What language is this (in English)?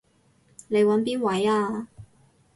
Cantonese